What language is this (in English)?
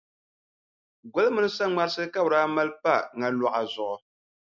Dagbani